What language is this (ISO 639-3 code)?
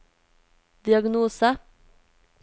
nor